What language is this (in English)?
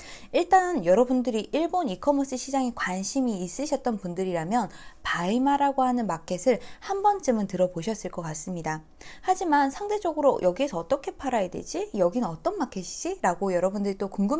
Korean